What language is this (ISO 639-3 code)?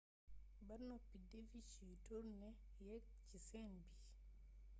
wol